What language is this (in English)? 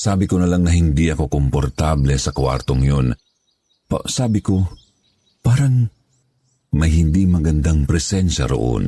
Filipino